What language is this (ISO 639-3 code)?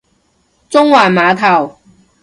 yue